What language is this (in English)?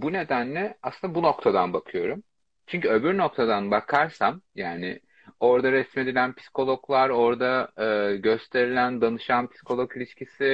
Turkish